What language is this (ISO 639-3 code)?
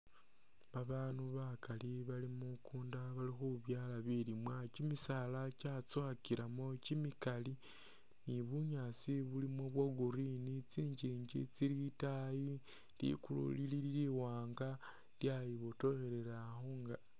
myx